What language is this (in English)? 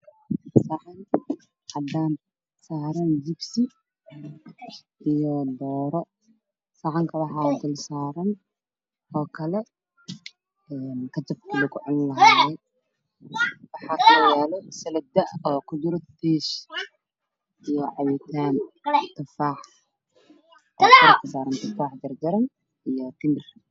Somali